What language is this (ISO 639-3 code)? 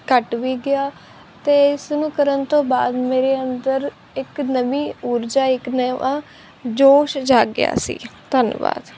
pan